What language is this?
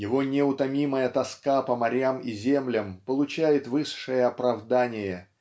Russian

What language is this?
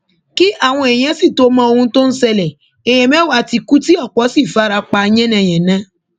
Yoruba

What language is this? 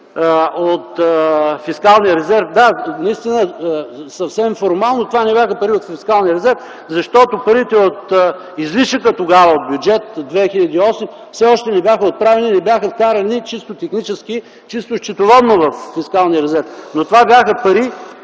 Bulgarian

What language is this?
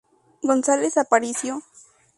Spanish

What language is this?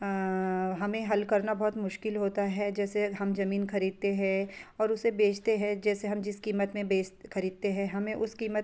Hindi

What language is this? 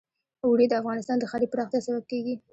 Pashto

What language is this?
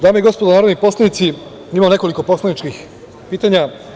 Serbian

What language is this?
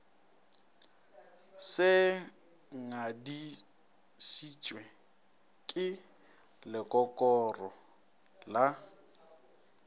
Northern Sotho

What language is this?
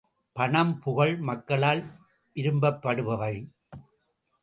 Tamil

